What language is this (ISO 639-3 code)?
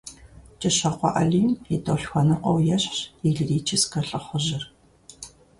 kbd